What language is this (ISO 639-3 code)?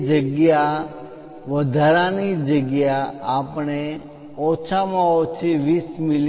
guj